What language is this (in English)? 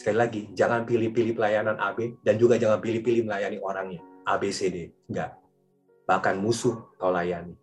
Indonesian